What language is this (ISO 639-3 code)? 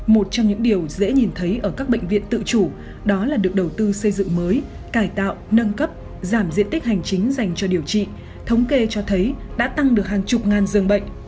vie